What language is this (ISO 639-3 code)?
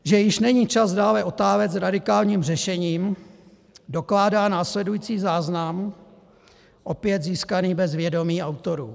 ces